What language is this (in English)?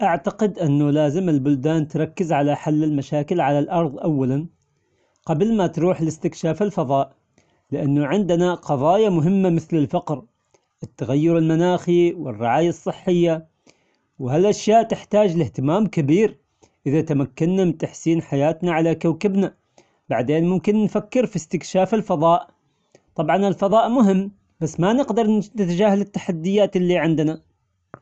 Omani Arabic